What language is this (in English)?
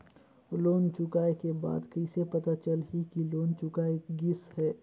Chhattisgarhi